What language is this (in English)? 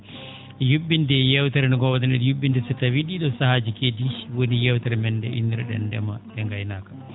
Fula